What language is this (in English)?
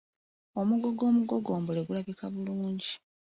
Ganda